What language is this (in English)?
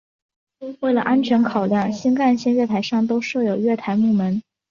Chinese